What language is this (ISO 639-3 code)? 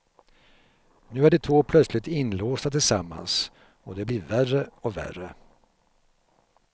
swe